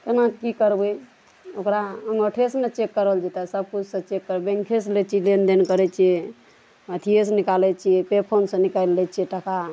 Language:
Maithili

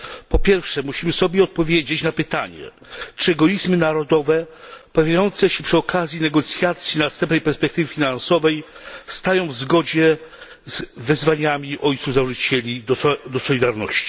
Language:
Polish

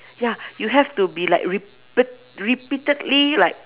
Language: English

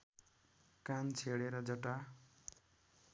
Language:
Nepali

